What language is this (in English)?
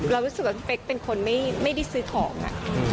Thai